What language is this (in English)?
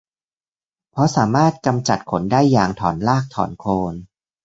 Thai